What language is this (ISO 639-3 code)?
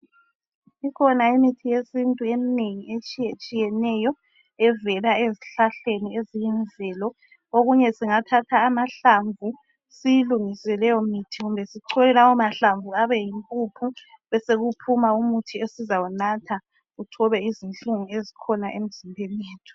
nde